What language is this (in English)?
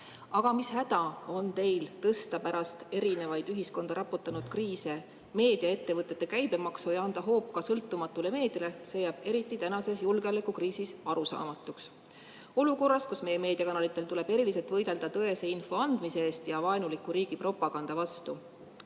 Estonian